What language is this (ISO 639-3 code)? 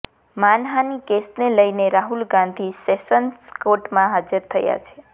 guj